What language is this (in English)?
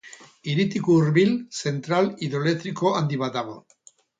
Basque